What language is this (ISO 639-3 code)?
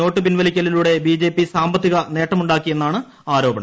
mal